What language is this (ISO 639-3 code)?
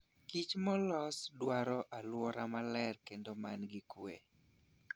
luo